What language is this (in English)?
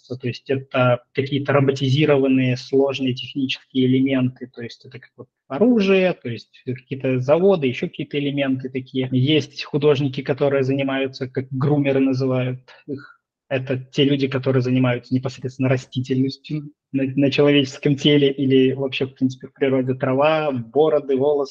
Russian